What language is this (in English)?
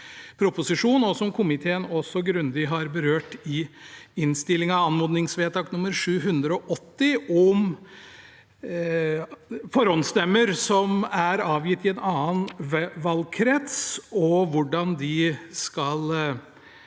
Norwegian